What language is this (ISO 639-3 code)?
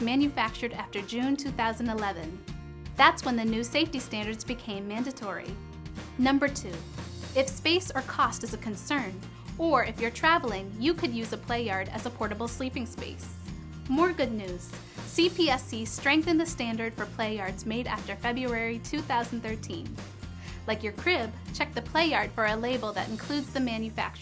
eng